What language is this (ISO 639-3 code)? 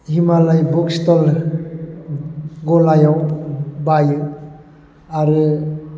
brx